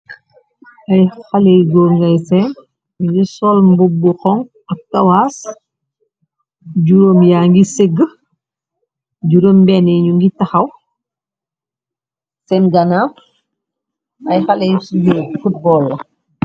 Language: Wolof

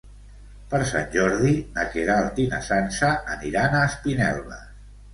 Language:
Catalan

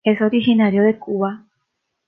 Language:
Spanish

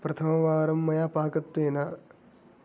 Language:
Sanskrit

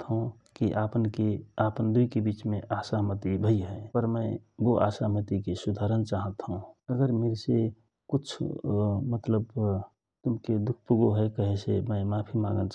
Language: Rana Tharu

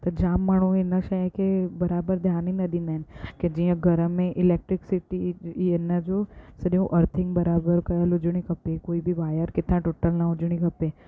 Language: Sindhi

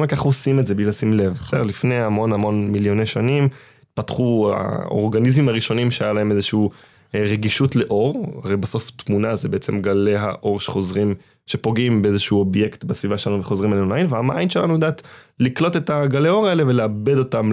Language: Hebrew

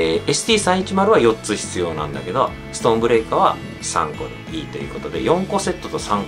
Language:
Japanese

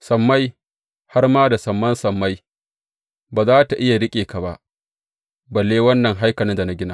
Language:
Hausa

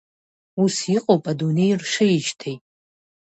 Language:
Abkhazian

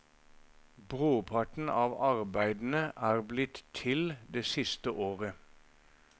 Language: Norwegian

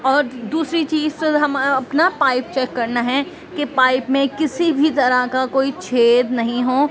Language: Urdu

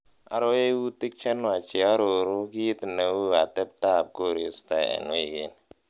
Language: Kalenjin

